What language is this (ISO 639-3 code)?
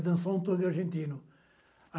por